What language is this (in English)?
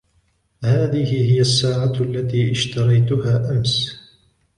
Arabic